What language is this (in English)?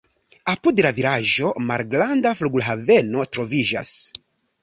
Esperanto